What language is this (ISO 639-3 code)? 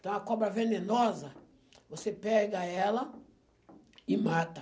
por